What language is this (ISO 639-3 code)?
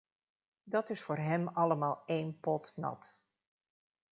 nld